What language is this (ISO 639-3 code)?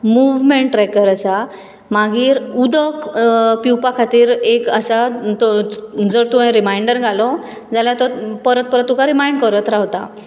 kok